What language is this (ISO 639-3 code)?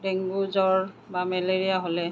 asm